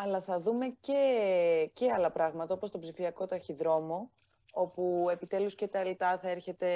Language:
Greek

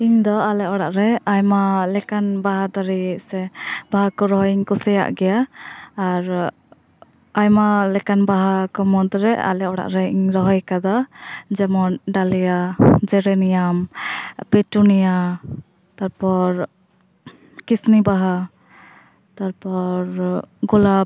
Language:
Santali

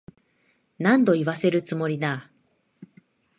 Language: Japanese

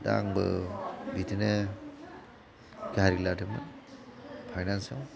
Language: Bodo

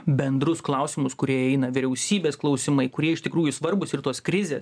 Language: Lithuanian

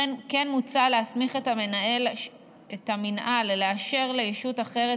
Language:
Hebrew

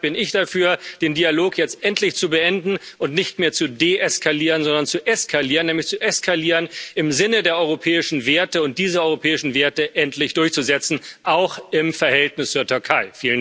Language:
German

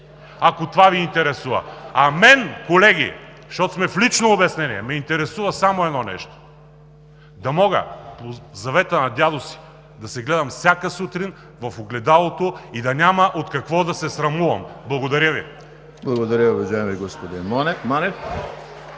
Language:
Bulgarian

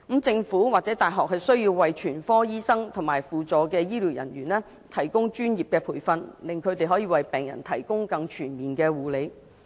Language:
Cantonese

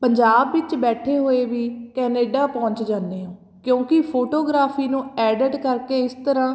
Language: Punjabi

